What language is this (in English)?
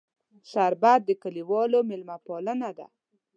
Pashto